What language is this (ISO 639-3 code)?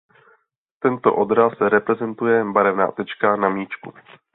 ces